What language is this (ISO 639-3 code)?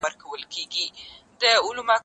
pus